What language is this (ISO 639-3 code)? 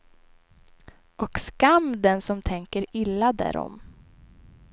swe